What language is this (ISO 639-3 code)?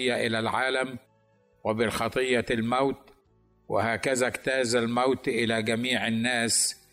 ara